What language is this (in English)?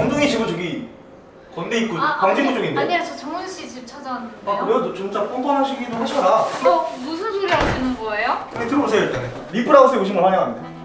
Korean